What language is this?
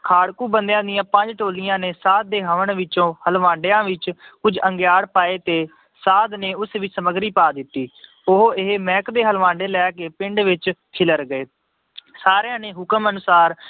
Punjabi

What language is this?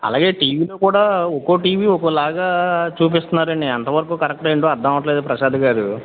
Telugu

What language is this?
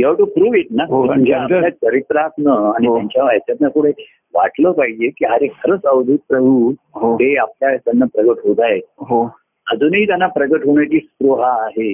Marathi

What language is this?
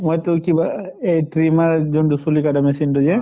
Assamese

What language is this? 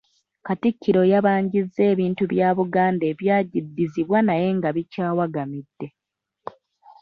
Ganda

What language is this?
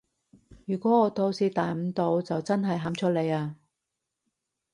Cantonese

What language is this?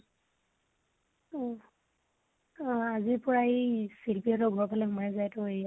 Assamese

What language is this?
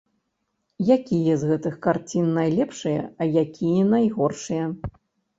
Belarusian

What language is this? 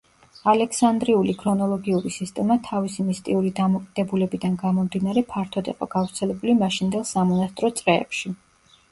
Georgian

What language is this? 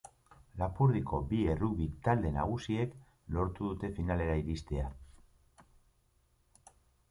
Basque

